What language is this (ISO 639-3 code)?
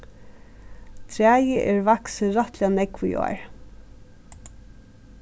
fao